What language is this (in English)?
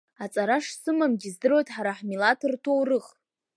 Abkhazian